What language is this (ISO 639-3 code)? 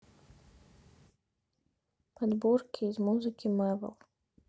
rus